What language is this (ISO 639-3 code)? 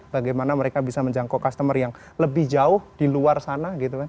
ind